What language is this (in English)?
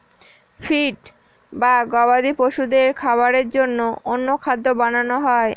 Bangla